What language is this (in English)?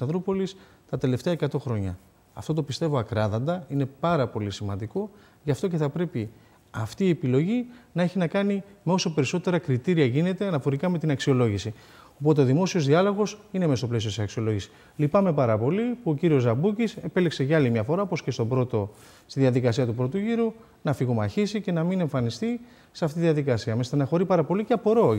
Greek